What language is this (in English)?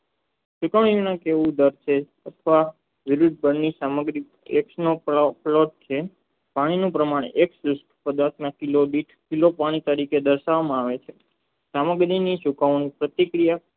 Gujarati